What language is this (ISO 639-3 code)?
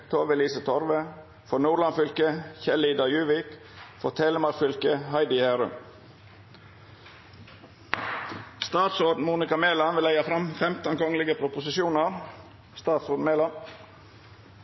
nno